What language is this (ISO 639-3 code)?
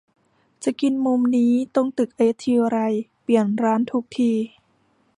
tha